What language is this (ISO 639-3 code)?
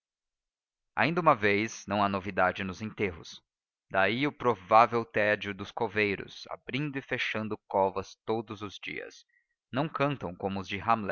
por